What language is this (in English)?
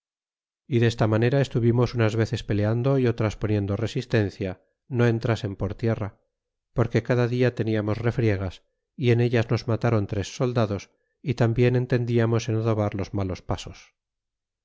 Spanish